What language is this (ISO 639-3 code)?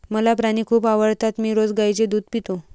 mar